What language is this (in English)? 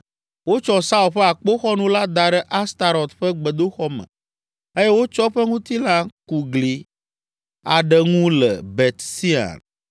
Ewe